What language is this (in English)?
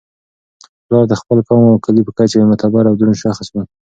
Pashto